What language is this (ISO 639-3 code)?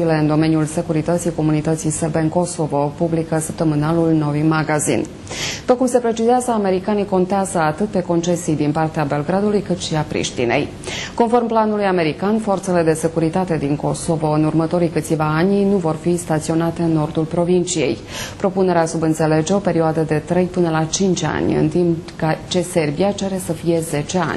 ron